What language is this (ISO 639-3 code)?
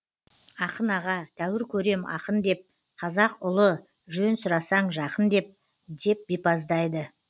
kaz